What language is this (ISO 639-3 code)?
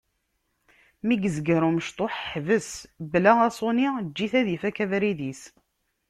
kab